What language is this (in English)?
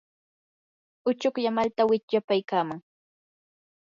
Yanahuanca Pasco Quechua